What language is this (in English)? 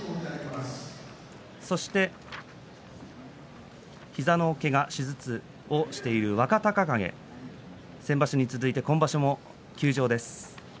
Japanese